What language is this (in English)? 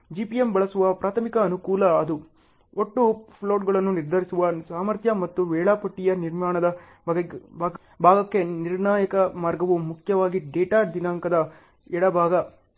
Kannada